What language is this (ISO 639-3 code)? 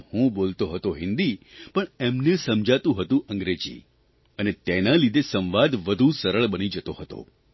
guj